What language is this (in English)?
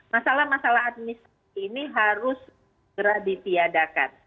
Indonesian